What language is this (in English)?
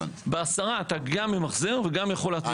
Hebrew